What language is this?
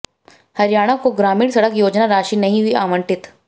Hindi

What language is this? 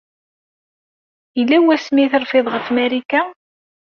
Kabyle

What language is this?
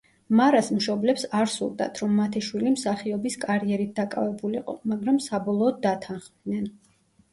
Georgian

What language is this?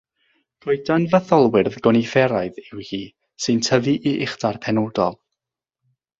Welsh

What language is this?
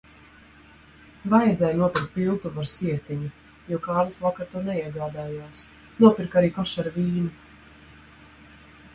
Latvian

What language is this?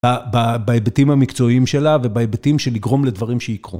Hebrew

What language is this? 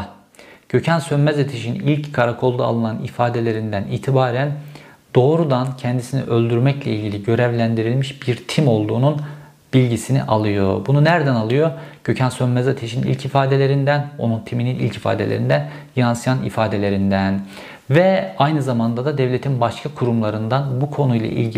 Turkish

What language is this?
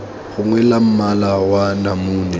Tswana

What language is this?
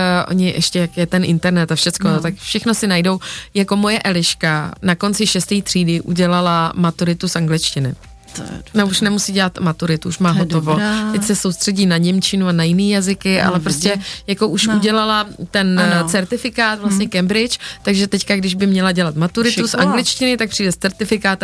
Czech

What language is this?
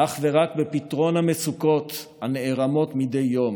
Hebrew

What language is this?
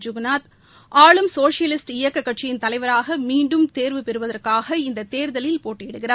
Tamil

